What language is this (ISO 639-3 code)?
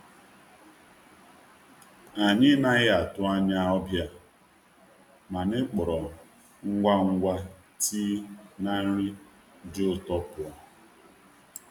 ibo